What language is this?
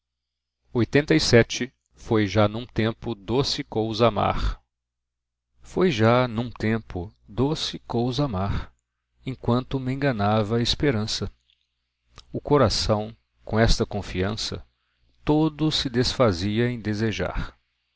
Portuguese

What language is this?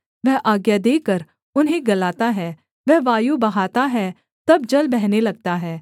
Hindi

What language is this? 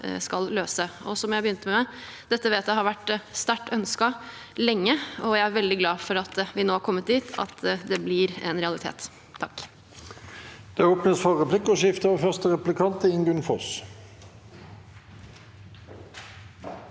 Norwegian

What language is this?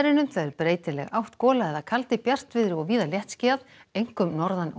Icelandic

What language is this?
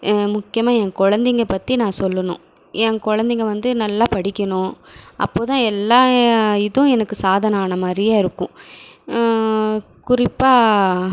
Tamil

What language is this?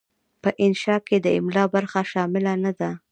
Pashto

